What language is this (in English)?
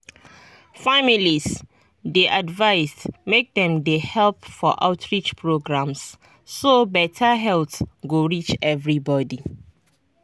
Nigerian Pidgin